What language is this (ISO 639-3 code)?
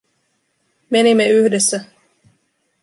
fin